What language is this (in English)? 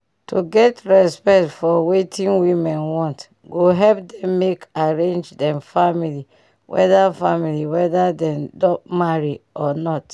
Nigerian Pidgin